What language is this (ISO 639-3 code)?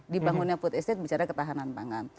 ind